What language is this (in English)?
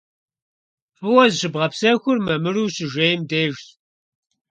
Kabardian